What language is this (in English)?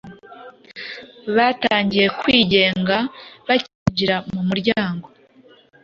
Kinyarwanda